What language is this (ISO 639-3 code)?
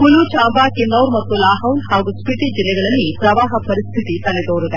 kan